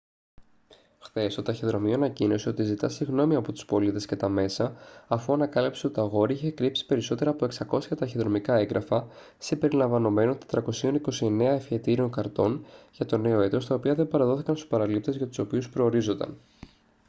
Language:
Greek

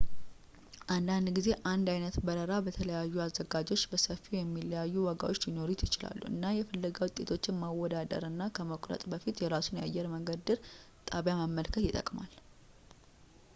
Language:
Amharic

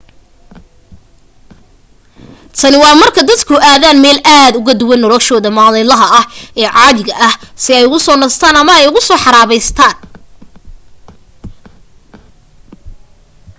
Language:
Somali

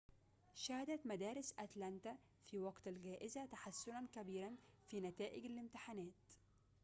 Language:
Arabic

